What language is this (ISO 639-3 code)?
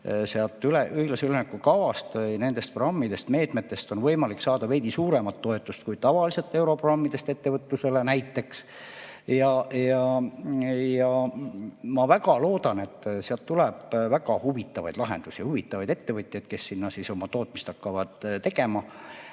est